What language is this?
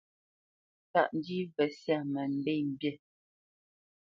Bamenyam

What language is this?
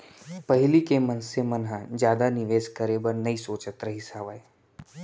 Chhattisgarhi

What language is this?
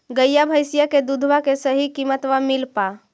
Magahi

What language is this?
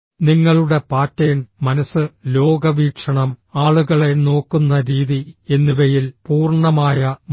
Malayalam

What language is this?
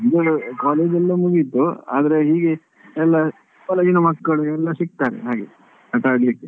Kannada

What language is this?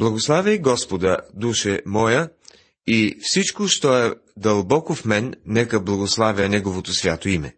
Bulgarian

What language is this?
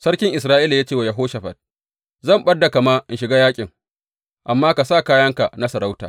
Hausa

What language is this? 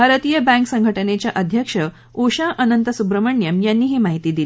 Marathi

